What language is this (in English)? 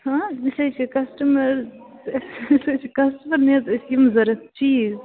Kashmiri